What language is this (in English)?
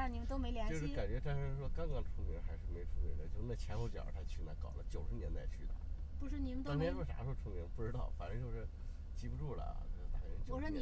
Chinese